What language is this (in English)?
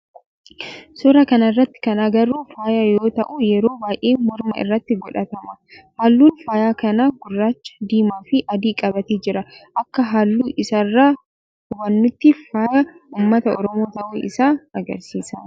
Oromo